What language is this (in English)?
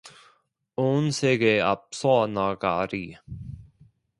Korean